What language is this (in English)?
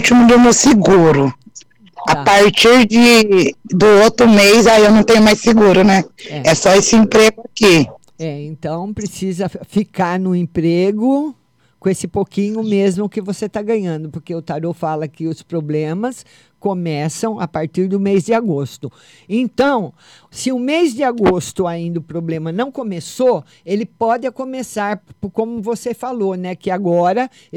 Portuguese